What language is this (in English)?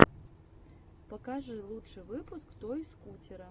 Russian